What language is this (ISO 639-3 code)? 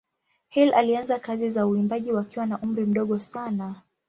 swa